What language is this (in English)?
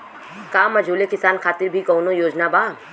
Bhojpuri